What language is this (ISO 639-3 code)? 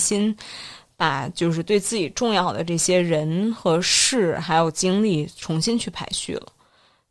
zho